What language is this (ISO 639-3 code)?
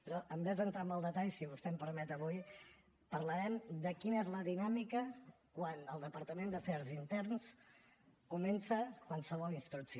cat